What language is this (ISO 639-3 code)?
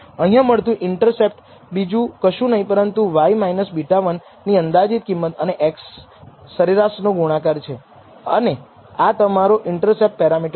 guj